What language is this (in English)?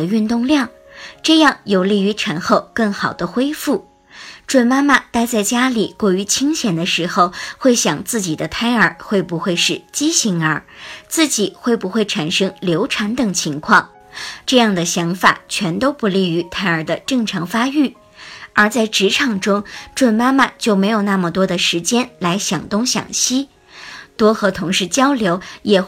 Chinese